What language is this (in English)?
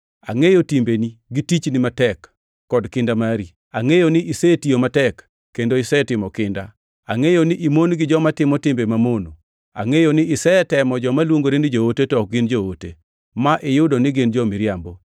Luo (Kenya and Tanzania)